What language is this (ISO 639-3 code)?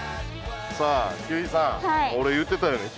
jpn